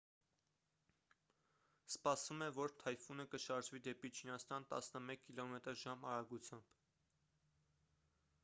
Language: Armenian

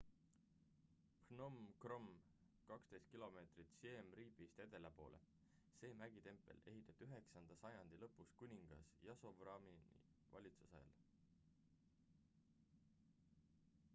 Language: Estonian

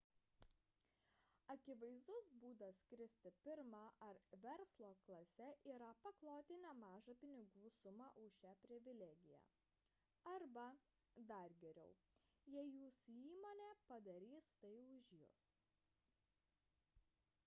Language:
Lithuanian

